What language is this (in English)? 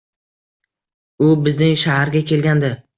Uzbek